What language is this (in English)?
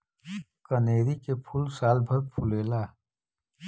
Bhojpuri